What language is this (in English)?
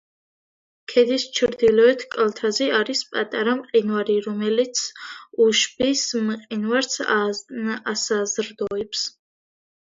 Georgian